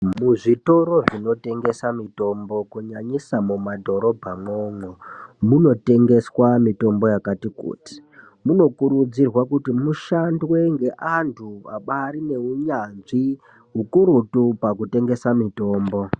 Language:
Ndau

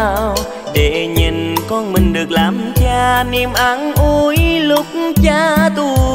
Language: Vietnamese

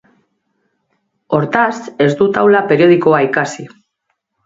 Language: Basque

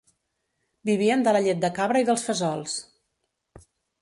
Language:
Catalan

